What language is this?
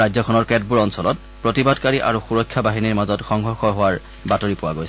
Assamese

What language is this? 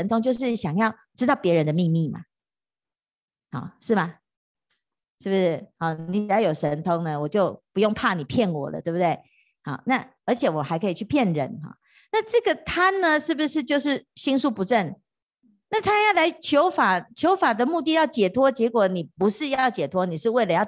Chinese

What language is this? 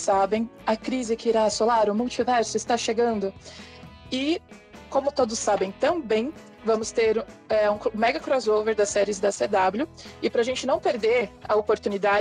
Portuguese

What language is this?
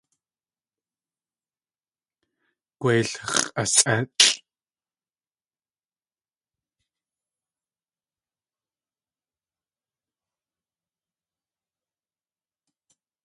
Tlingit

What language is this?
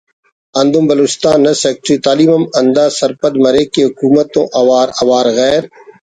Brahui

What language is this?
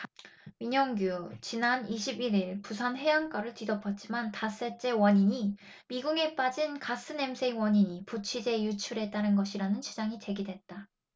Korean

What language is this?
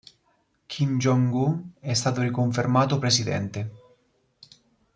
Italian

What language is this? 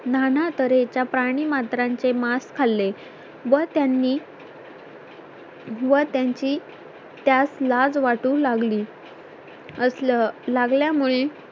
Marathi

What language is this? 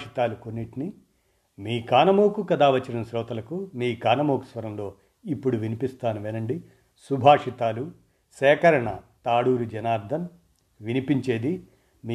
Telugu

